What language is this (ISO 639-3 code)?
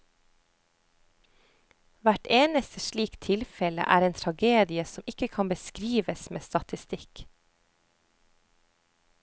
nor